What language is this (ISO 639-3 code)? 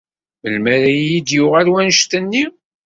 kab